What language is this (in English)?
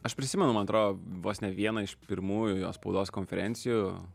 Lithuanian